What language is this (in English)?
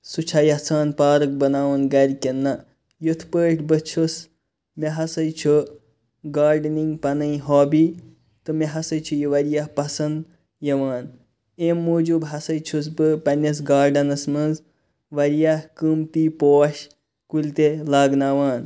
Kashmiri